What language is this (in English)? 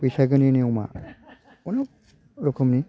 Bodo